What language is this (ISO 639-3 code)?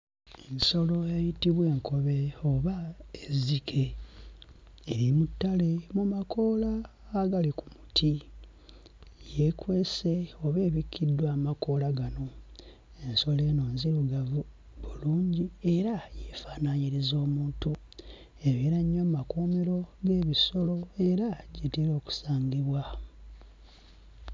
lug